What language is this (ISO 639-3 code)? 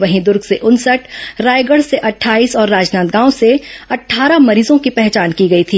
hin